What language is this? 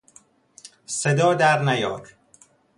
Persian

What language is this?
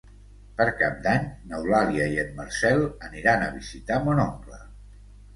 Catalan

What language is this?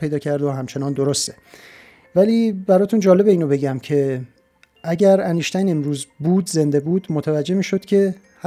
Persian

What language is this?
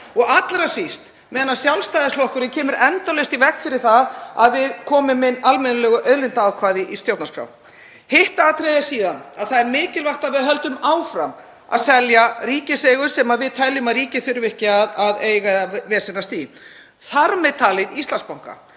Icelandic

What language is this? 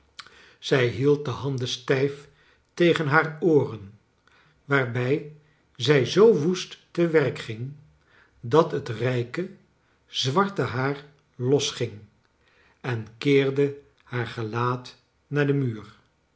Dutch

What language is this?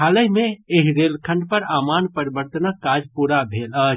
Maithili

